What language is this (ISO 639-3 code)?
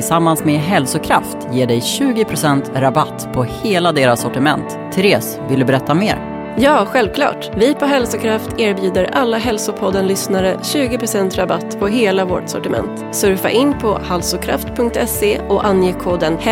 swe